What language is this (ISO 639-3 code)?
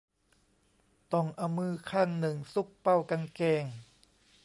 tha